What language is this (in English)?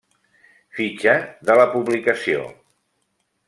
Catalan